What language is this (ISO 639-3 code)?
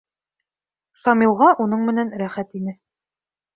bak